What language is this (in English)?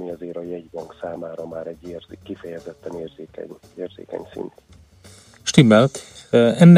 Hungarian